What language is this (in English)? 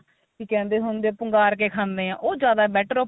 Punjabi